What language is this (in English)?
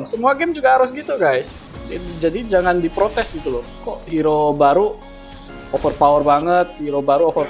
Indonesian